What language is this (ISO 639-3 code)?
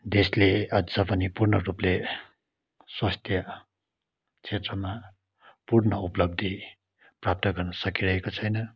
nep